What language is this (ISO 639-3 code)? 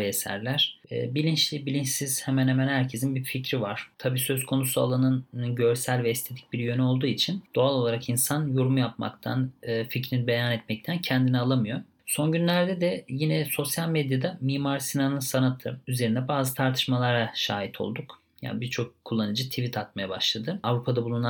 tur